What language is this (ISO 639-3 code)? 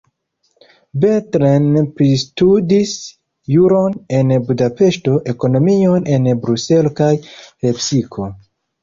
epo